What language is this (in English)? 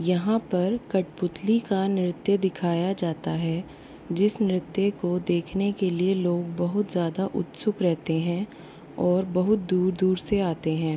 Hindi